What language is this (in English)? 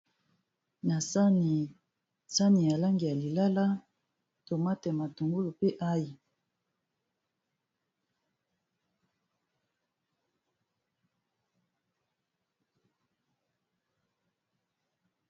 Lingala